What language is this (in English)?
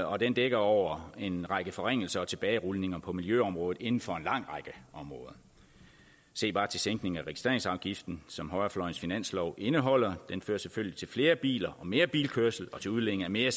Danish